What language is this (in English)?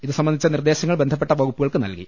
Malayalam